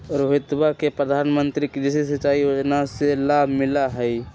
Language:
Magahi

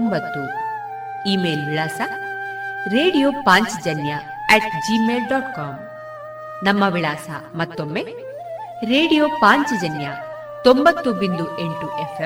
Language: Kannada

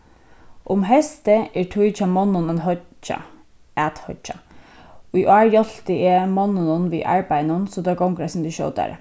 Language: Faroese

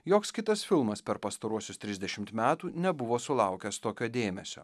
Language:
Lithuanian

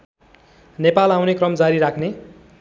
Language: Nepali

